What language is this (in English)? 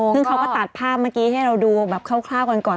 Thai